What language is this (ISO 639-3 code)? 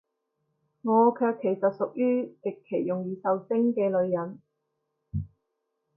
yue